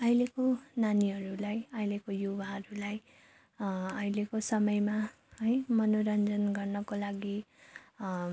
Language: Nepali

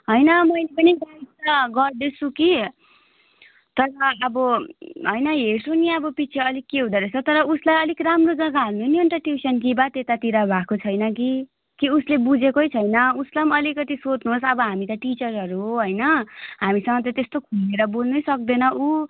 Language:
Nepali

